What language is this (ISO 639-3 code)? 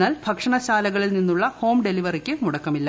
mal